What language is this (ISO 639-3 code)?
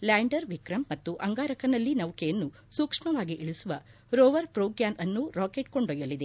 kan